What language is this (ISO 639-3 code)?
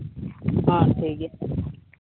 sat